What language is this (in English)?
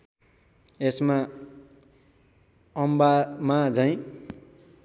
Nepali